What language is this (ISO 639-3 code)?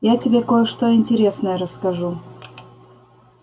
rus